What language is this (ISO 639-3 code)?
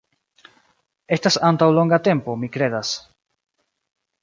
epo